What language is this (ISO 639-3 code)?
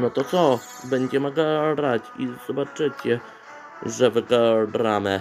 pol